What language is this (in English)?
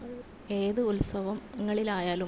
Malayalam